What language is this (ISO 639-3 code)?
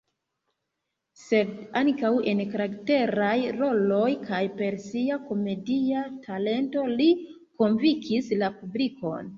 epo